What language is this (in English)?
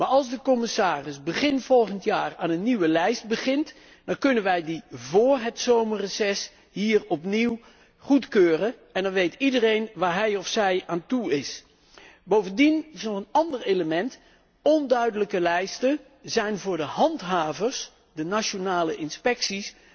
Dutch